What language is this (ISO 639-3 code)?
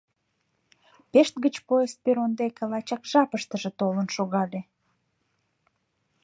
chm